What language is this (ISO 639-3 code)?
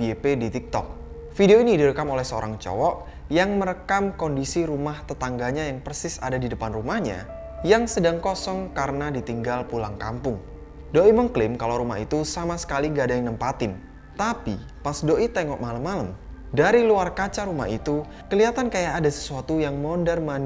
ind